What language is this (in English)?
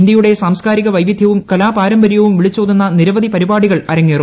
Malayalam